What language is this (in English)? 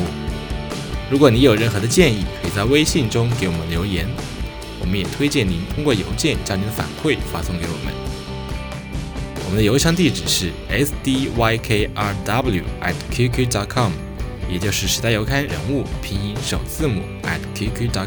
Chinese